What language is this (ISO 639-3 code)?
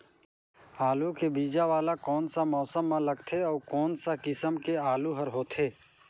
hne